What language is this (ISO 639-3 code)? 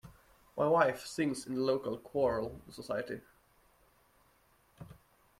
eng